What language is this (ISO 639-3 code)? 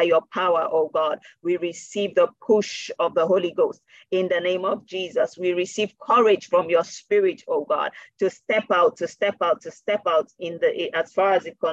eng